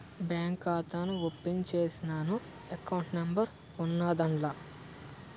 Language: Telugu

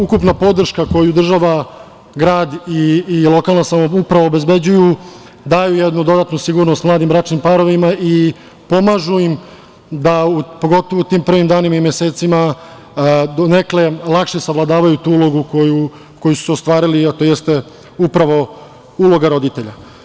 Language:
Serbian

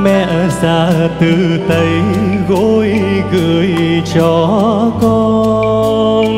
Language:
Vietnamese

